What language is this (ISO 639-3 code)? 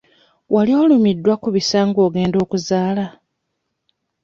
lug